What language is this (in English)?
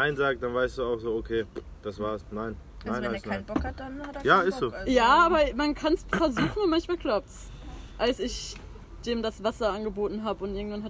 German